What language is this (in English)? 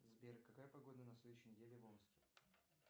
Russian